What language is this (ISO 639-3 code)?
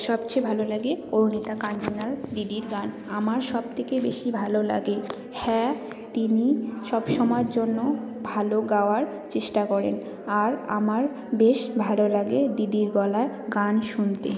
ben